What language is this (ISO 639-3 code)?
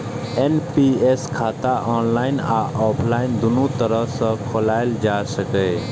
mai